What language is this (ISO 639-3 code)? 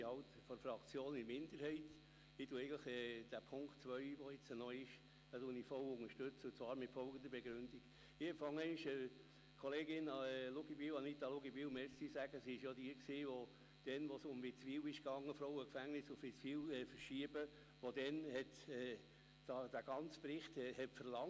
gsw